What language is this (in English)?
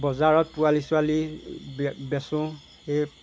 Assamese